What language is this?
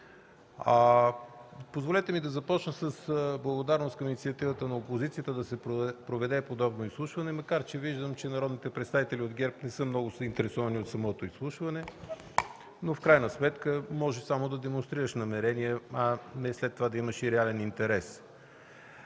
Bulgarian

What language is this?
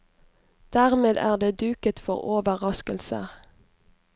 Norwegian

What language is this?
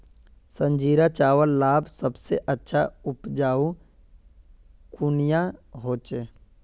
Magahi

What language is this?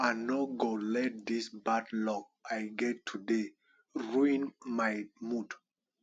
Nigerian Pidgin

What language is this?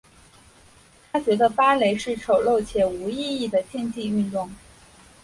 Chinese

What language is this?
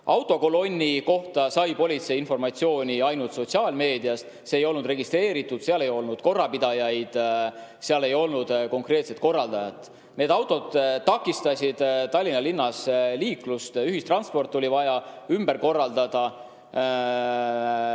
Estonian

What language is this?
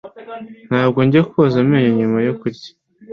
Kinyarwanda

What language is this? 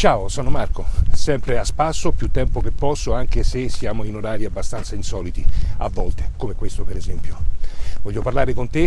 Italian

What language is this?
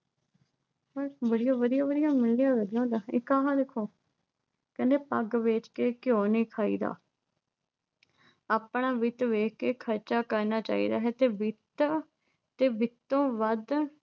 Punjabi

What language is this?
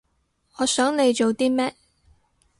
Cantonese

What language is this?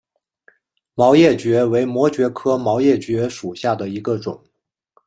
Chinese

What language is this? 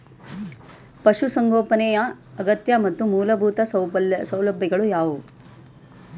Kannada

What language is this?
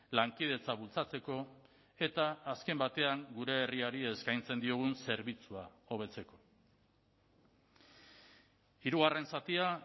Basque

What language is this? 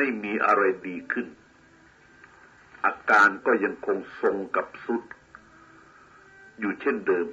Thai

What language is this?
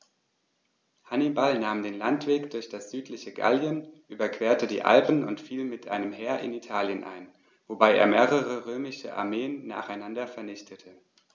German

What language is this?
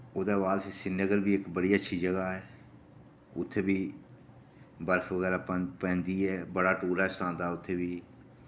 Dogri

